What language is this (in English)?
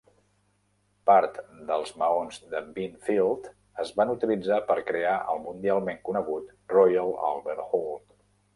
Catalan